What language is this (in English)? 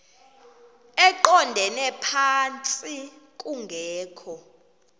Xhosa